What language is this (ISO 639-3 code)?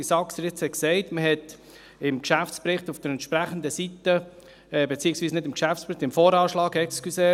gsw